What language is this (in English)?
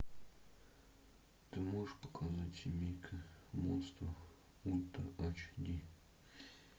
Russian